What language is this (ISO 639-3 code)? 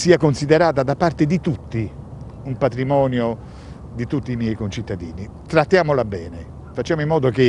ita